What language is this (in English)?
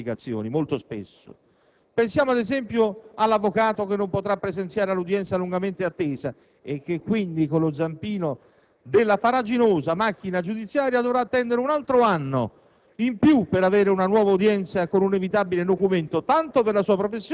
Italian